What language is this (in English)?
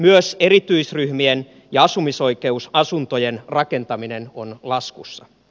Finnish